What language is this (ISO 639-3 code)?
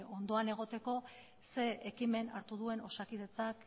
eus